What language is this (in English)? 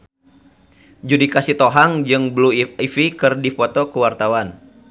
Sundanese